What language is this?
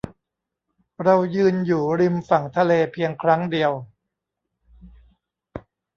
Thai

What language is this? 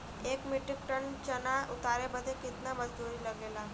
Bhojpuri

